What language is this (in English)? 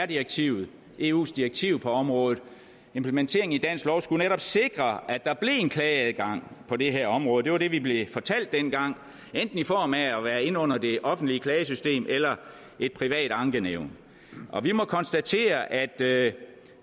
Danish